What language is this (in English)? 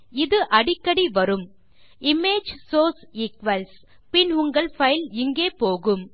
Tamil